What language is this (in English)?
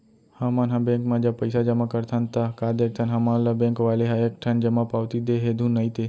Chhattisgarhi